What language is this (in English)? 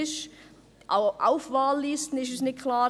Swiss German